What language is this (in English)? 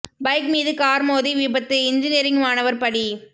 Tamil